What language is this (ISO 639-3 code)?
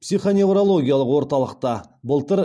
kaz